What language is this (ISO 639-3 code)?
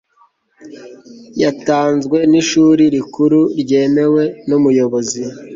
kin